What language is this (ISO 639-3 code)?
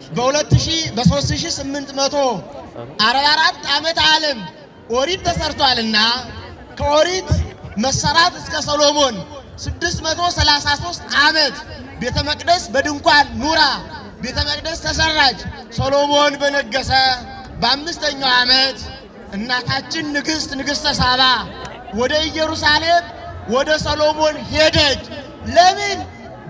ara